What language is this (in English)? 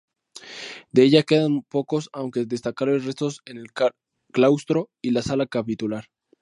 Spanish